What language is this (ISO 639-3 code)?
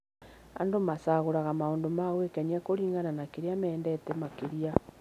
kik